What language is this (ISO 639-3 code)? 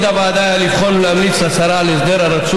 heb